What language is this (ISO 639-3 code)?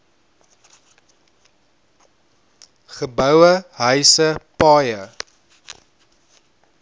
afr